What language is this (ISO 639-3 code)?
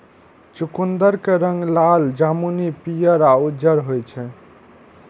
mai